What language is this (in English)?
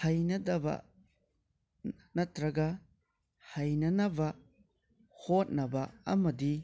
Manipuri